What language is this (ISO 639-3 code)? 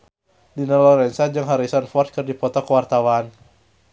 sun